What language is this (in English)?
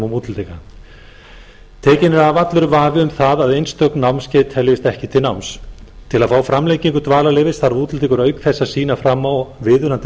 Icelandic